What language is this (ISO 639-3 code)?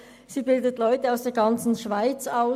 gsw